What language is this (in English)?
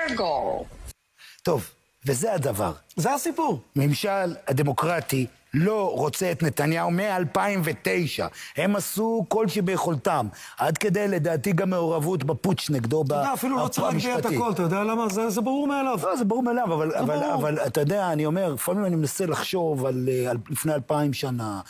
Hebrew